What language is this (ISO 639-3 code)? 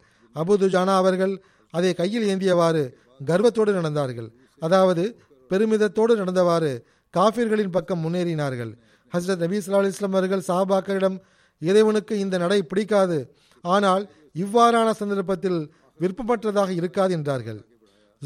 tam